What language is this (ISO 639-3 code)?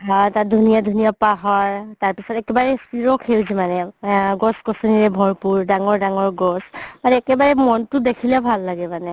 asm